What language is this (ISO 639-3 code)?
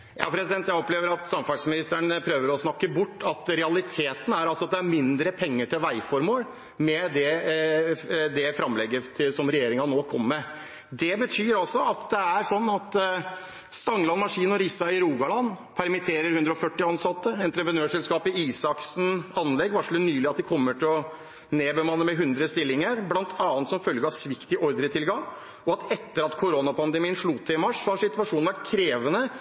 nor